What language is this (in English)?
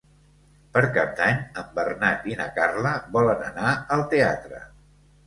Catalan